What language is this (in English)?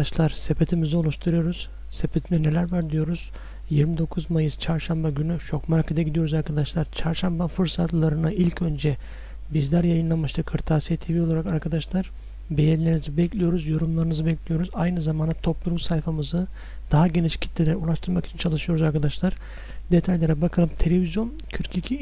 Turkish